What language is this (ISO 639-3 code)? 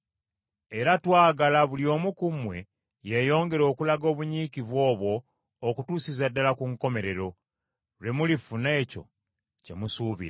lug